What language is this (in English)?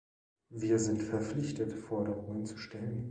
German